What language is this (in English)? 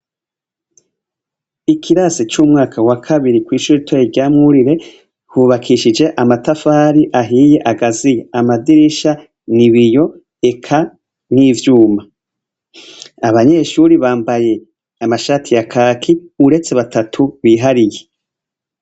Rundi